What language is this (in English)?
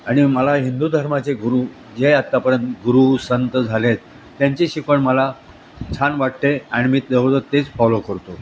Marathi